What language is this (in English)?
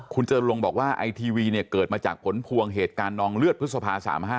Thai